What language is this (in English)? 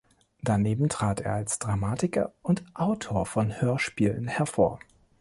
German